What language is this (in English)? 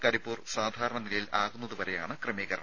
Malayalam